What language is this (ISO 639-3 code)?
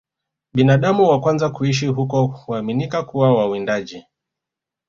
swa